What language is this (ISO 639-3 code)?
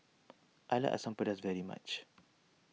eng